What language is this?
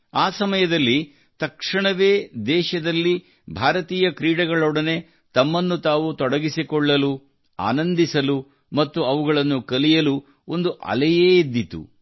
Kannada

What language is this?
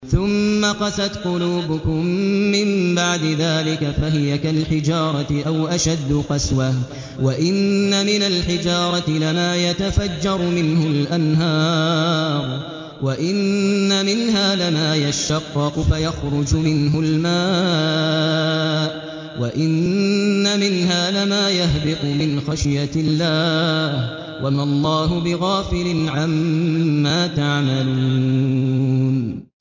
Arabic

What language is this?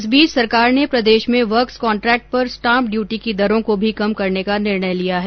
Hindi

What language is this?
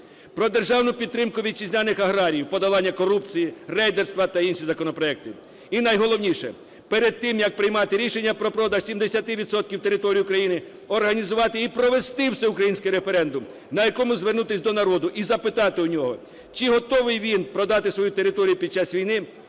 Ukrainian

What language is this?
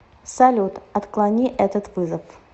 Russian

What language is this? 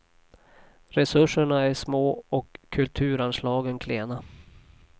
Swedish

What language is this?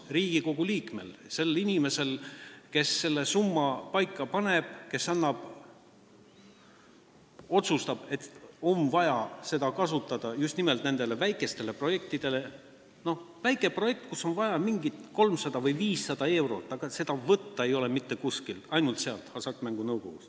Estonian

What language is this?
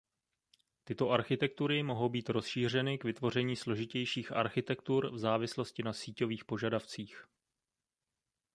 Czech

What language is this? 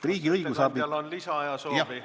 Estonian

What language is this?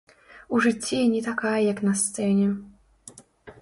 Belarusian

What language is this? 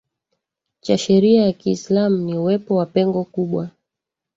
Swahili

